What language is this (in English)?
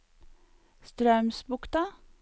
Norwegian